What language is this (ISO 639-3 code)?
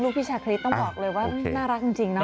tha